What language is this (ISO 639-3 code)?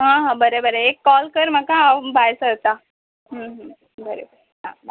kok